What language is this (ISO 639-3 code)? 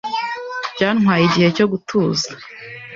kin